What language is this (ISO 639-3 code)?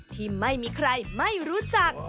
tha